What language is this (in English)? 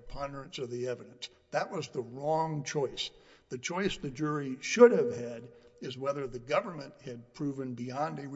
English